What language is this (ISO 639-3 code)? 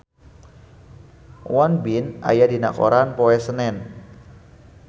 sun